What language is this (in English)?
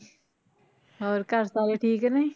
Punjabi